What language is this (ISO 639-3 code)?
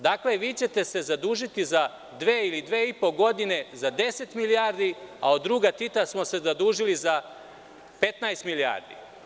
srp